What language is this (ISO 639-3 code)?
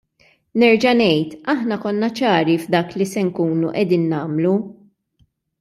mlt